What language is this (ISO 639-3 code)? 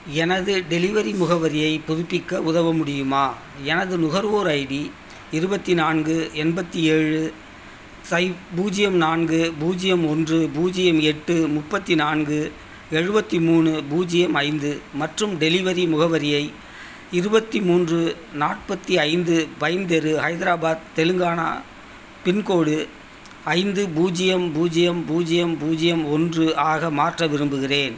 tam